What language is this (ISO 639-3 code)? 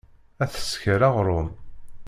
kab